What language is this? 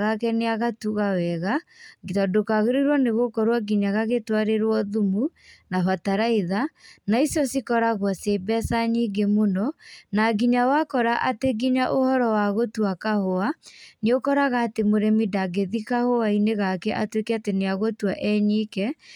Kikuyu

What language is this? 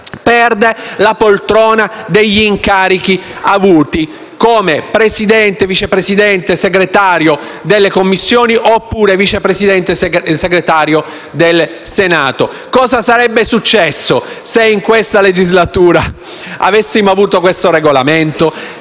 Italian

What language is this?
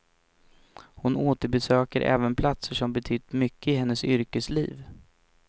Swedish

